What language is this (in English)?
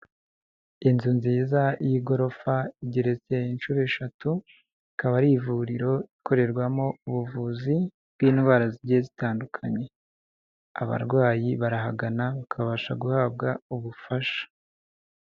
Kinyarwanda